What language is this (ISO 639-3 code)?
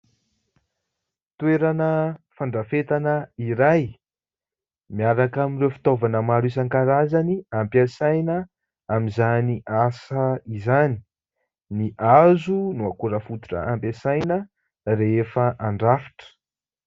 mlg